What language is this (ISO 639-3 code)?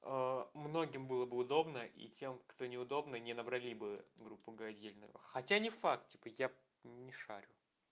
rus